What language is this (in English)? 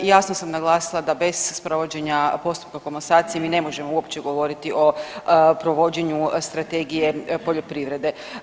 Croatian